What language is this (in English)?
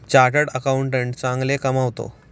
Marathi